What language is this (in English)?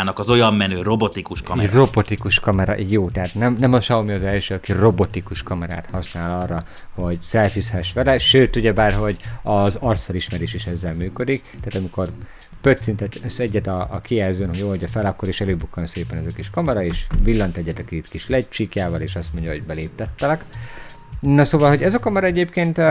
Hungarian